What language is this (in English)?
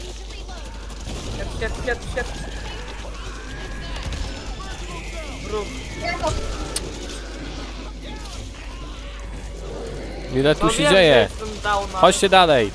Polish